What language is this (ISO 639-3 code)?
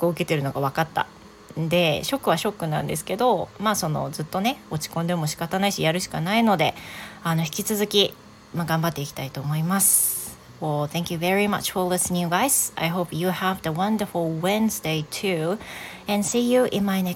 jpn